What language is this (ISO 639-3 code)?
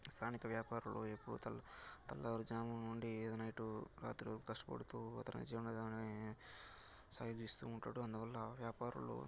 tel